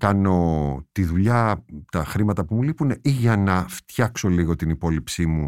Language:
Greek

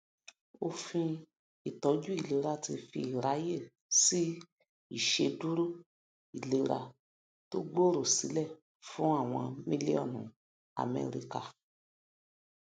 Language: Yoruba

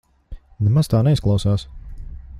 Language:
Latvian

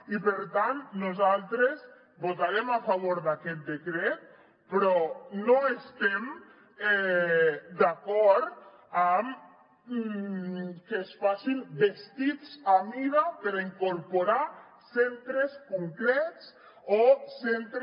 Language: Catalan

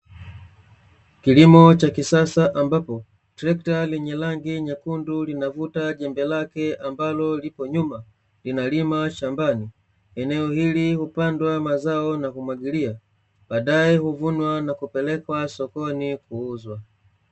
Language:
Swahili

